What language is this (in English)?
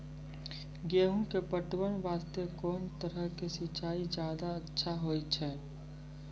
Maithili